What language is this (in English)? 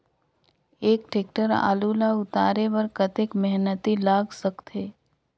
Chhattisgarhi